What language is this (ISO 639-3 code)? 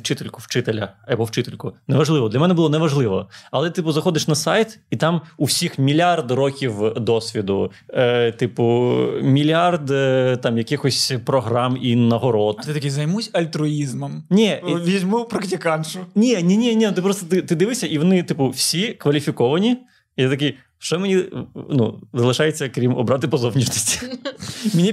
ukr